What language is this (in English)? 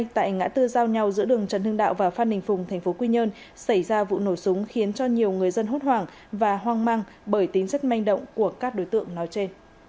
Vietnamese